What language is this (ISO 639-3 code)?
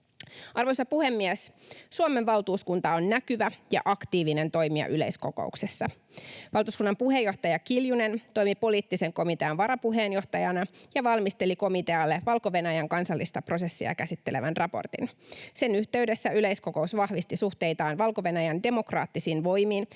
fin